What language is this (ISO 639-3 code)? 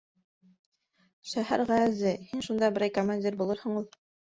bak